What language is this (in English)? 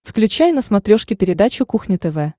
Russian